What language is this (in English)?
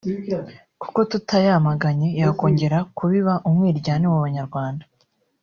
Kinyarwanda